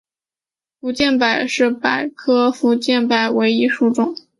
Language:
Chinese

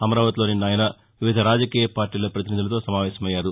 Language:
Telugu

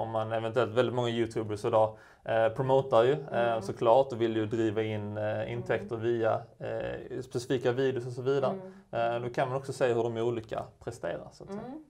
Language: Swedish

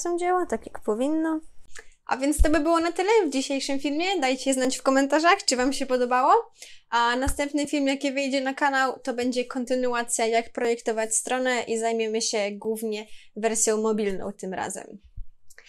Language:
Polish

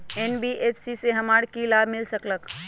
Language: Magahi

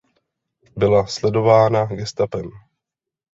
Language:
Czech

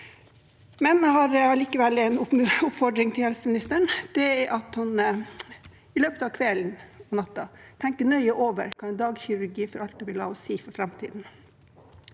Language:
Norwegian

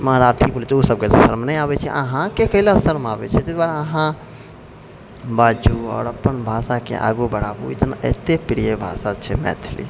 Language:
Maithili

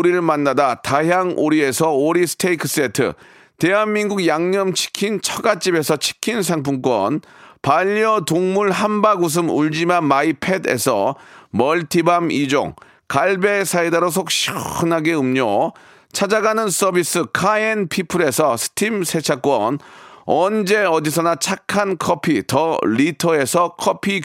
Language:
Korean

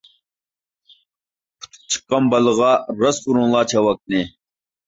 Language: Uyghur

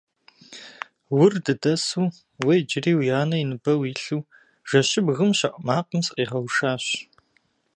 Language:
Kabardian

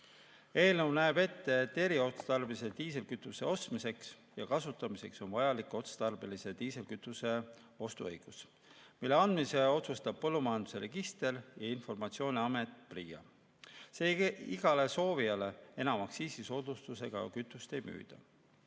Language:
Estonian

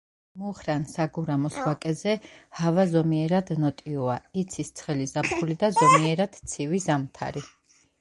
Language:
Georgian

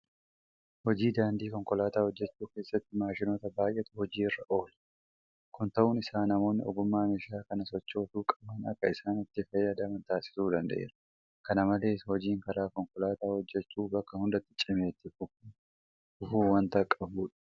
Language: Oromo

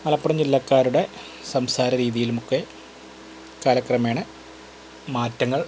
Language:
Malayalam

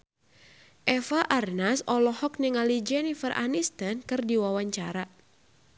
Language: Sundanese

